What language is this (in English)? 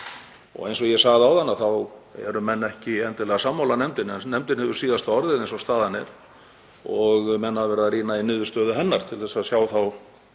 Icelandic